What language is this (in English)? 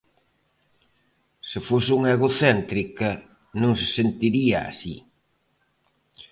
Galician